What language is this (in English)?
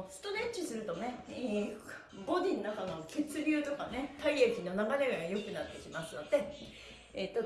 Japanese